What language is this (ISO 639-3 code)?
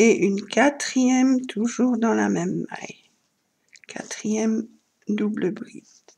fra